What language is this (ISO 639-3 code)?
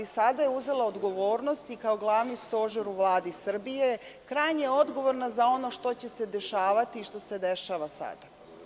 srp